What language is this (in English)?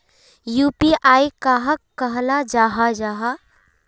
Magahi